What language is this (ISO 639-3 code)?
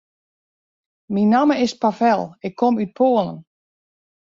fry